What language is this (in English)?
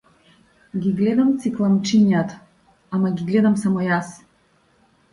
Macedonian